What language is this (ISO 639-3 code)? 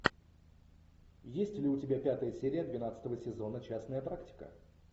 rus